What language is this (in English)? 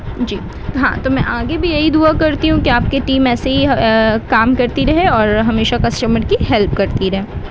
Urdu